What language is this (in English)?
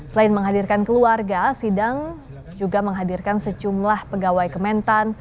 Indonesian